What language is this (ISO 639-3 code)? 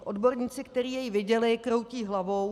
ces